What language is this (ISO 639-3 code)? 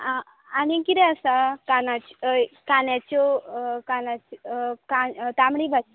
kok